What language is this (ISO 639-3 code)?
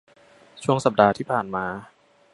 tha